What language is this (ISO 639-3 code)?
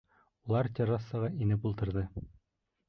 bak